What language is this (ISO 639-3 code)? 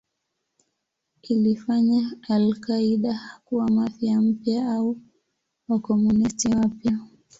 swa